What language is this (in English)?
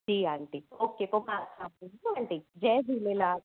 Sindhi